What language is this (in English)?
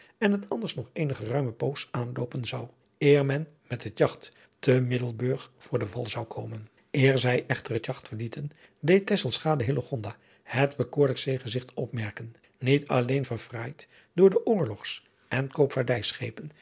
Dutch